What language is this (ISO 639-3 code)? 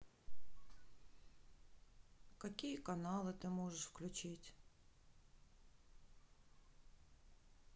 rus